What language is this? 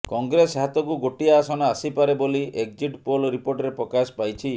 Odia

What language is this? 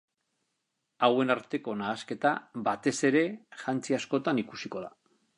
Basque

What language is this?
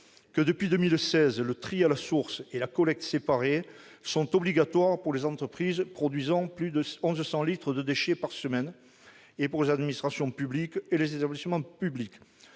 French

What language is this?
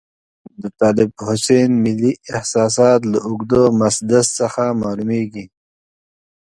Pashto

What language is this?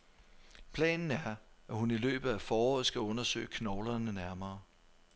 Danish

